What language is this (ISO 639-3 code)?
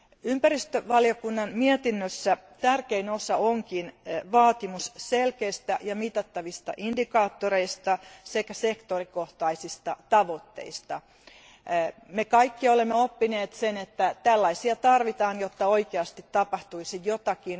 fin